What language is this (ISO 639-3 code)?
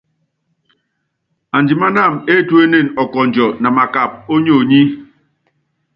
yav